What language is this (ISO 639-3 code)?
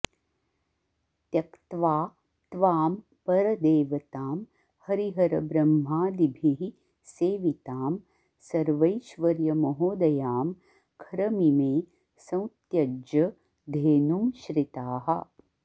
san